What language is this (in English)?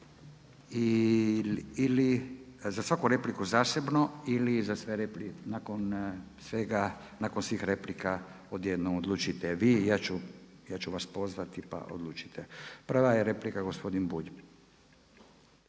Croatian